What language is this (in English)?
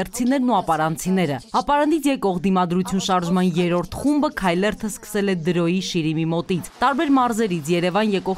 Romanian